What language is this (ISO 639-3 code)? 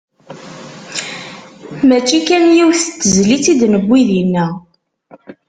kab